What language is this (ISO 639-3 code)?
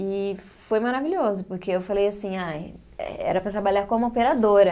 por